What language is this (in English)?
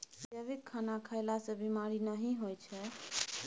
Maithili